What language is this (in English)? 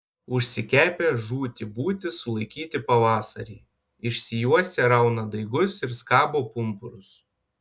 Lithuanian